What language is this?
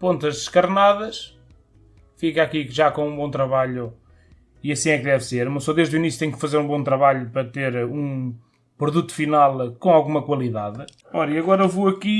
Portuguese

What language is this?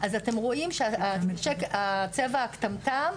Hebrew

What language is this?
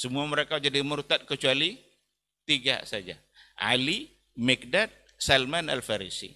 Indonesian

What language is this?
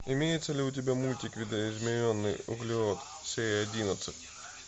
Russian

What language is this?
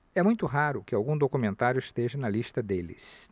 Portuguese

